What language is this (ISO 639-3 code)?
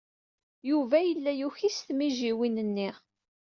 kab